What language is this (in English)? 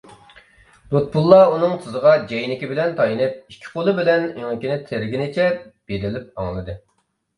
Uyghur